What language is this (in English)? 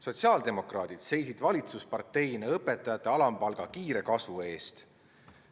Estonian